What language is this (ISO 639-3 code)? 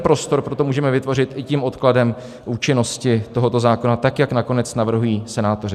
ces